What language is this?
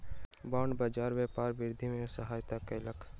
Maithili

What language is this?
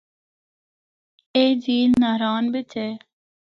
Northern Hindko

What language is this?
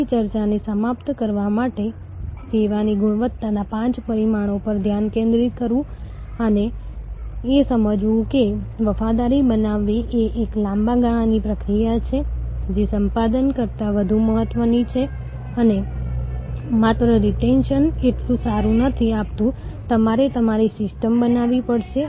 Gujarati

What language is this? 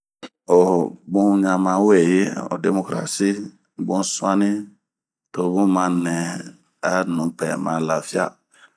Bomu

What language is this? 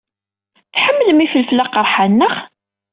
Kabyle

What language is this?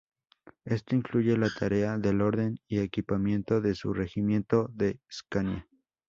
Spanish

